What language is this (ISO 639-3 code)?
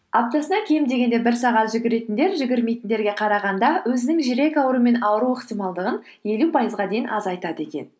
kaz